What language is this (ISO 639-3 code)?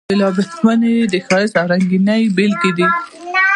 pus